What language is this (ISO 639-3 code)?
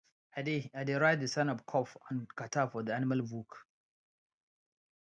pcm